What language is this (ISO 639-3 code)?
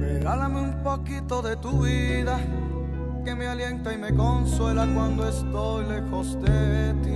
spa